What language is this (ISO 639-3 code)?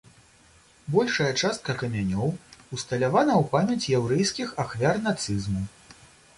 bel